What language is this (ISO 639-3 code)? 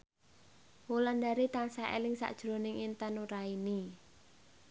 jav